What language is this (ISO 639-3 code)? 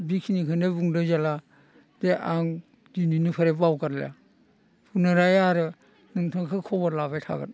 brx